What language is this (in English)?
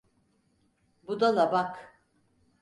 Turkish